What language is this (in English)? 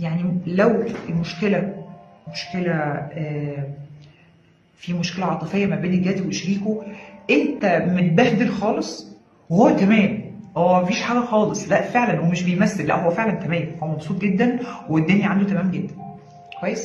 Arabic